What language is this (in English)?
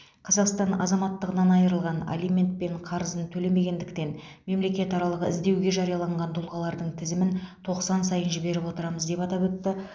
Kazakh